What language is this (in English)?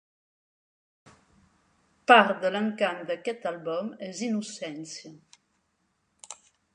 Catalan